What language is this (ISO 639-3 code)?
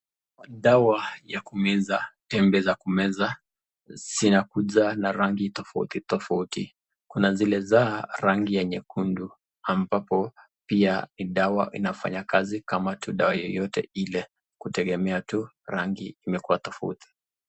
swa